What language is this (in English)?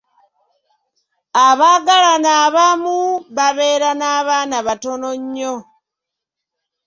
Ganda